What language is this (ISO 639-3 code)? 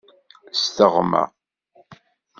kab